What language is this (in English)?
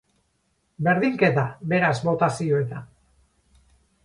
Basque